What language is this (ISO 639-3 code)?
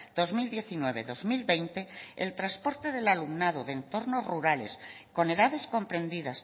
spa